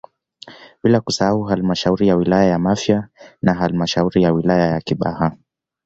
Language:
Swahili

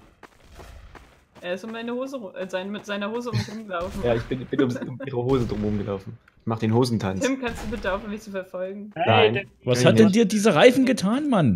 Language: German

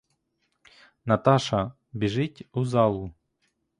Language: Ukrainian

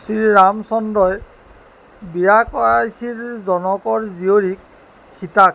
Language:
Assamese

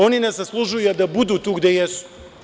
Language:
Serbian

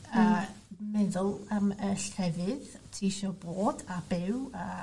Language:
Welsh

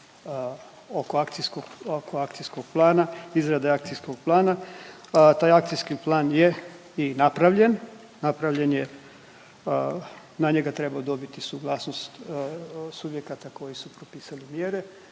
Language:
Croatian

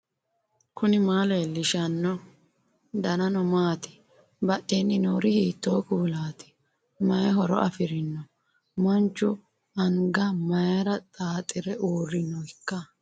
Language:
Sidamo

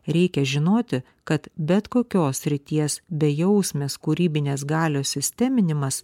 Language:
Lithuanian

